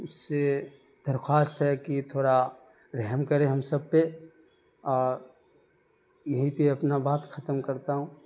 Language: Urdu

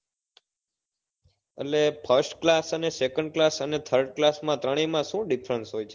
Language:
Gujarati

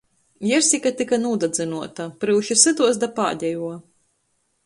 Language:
Latgalian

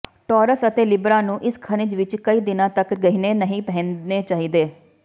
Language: Punjabi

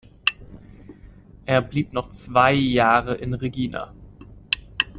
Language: German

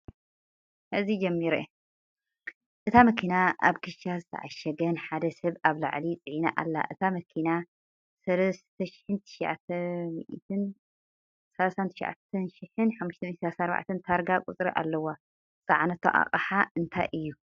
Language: Tigrinya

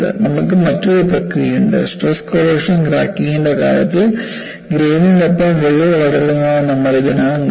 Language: Malayalam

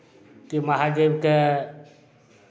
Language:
Maithili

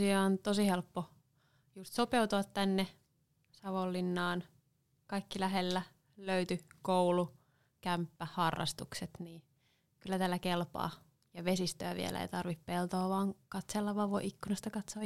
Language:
Finnish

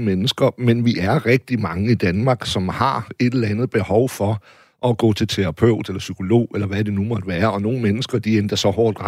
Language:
Danish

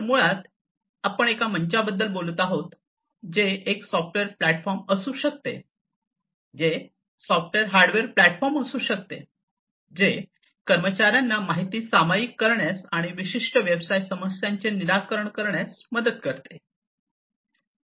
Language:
Marathi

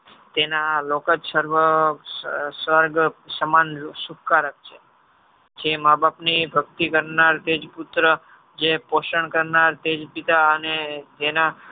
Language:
Gujarati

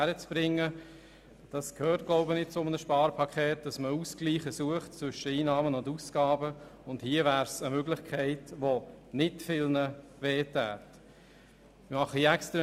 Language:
Swiss German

